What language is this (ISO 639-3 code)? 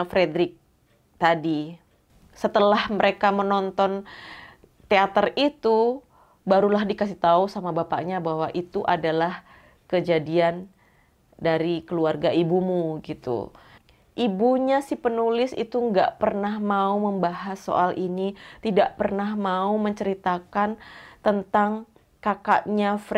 ind